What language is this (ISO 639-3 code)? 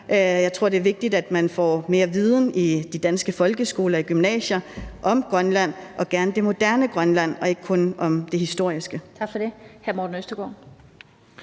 dan